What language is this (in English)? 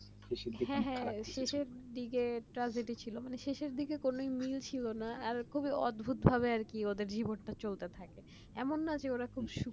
Bangla